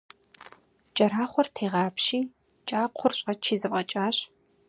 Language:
Kabardian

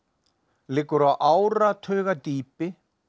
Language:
Icelandic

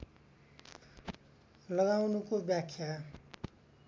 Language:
Nepali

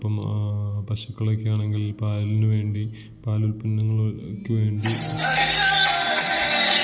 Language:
Malayalam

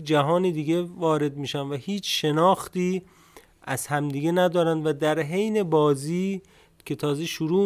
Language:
Persian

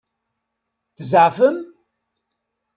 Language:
Kabyle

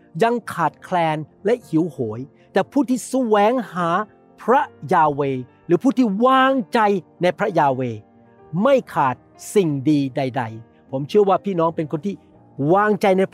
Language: Thai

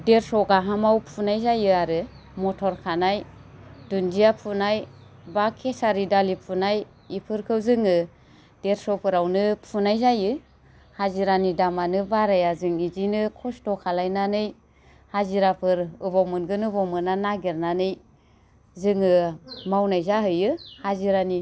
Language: Bodo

